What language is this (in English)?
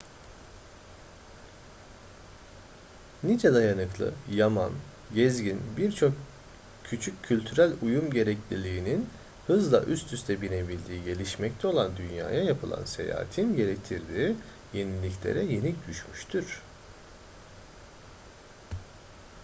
Turkish